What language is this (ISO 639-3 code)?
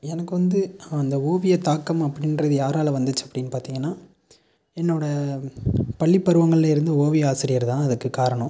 tam